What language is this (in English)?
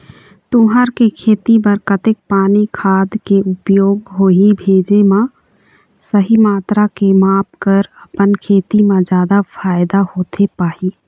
Chhattisgarhi